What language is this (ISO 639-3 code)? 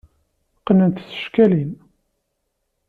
kab